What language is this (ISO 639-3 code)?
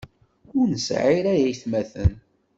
kab